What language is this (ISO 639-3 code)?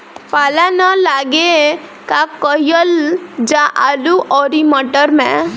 bho